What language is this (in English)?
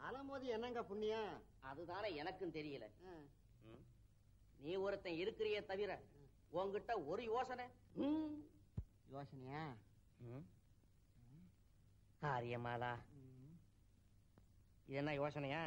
Indonesian